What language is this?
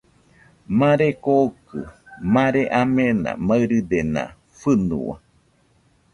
Nüpode Huitoto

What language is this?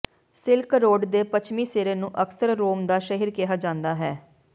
Punjabi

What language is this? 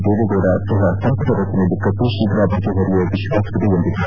Kannada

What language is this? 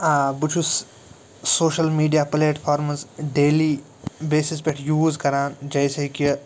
Kashmiri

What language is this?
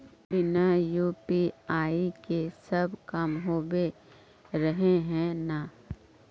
Magahi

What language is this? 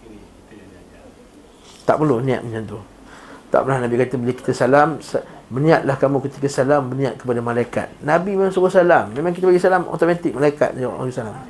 Malay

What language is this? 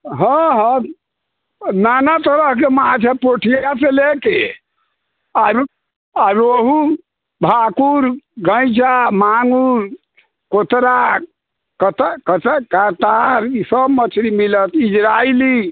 Maithili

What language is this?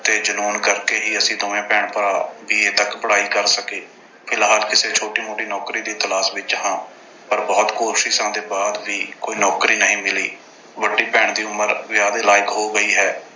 Punjabi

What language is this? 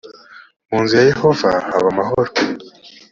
Kinyarwanda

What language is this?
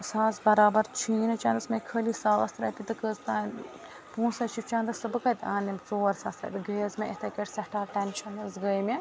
Kashmiri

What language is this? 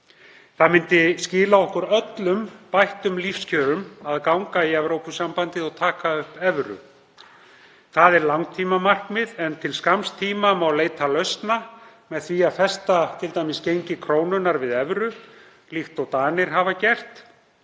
Icelandic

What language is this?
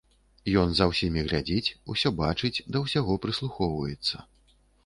Belarusian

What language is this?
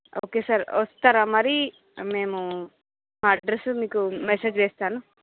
Telugu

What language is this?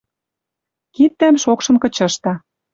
Western Mari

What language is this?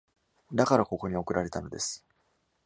Japanese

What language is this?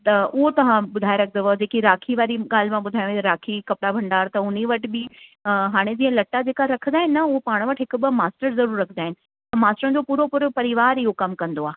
Sindhi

